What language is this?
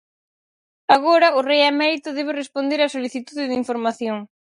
Galician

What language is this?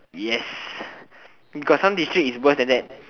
English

